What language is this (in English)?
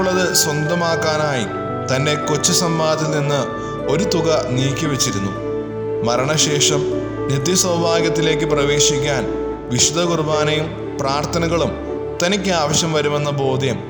Malayalam